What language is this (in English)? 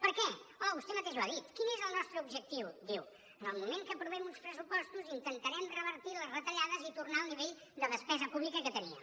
Catalan